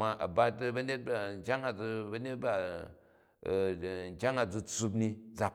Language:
Jju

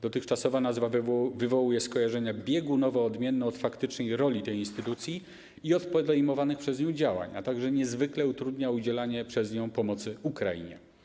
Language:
Polish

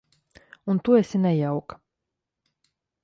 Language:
Latvian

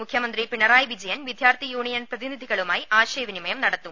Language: Malayalam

